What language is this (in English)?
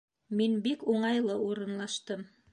Bashkir